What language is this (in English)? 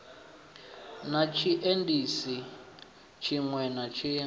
Venda